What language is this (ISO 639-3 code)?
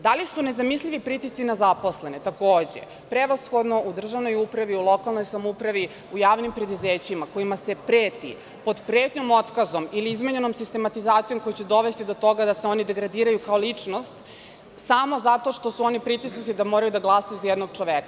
srp